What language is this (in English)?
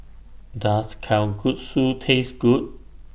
English